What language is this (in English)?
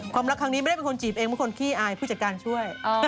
Thai